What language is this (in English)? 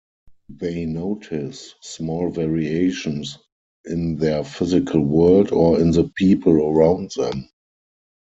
English